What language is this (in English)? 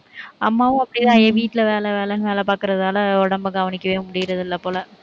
Tamil